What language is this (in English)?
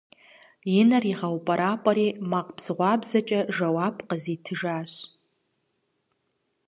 Kabardian